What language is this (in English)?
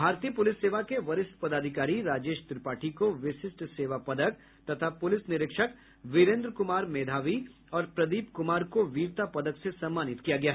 Hindi